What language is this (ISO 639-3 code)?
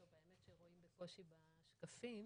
heb